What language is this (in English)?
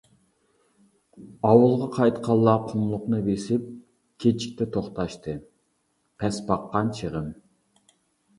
Uyghur